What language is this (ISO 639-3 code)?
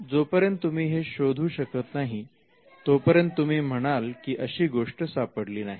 mar